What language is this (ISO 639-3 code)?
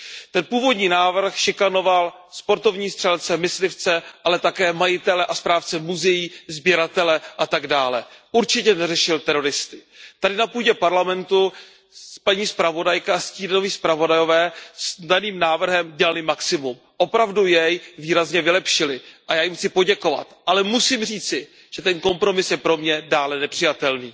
ces